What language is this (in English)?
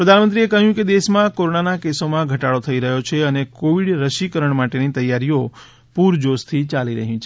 Gujarati